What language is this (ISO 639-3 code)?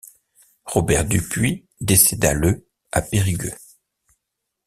fra